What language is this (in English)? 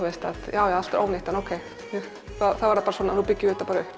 Icelandic